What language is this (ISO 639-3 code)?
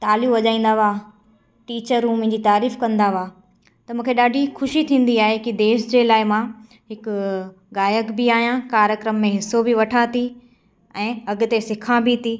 snd